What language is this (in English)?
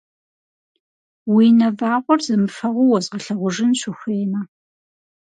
Kabardian